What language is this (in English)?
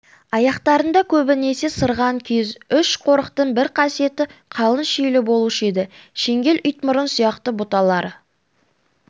Kazakh